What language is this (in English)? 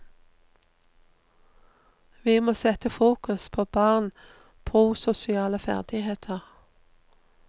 Norwegian